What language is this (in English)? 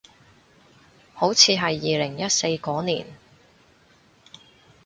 Cantonese